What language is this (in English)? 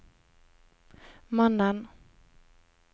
Norwegian